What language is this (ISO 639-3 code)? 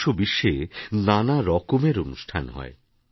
ben